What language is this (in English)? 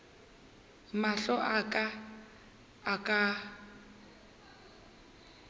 Northern Sotho